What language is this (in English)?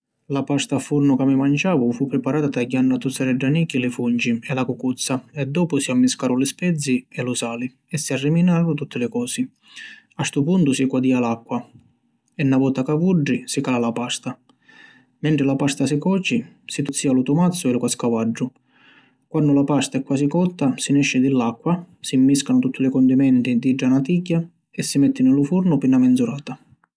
Sicilian